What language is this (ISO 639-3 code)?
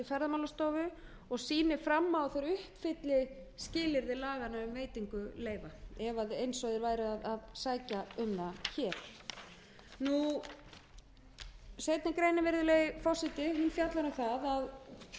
isl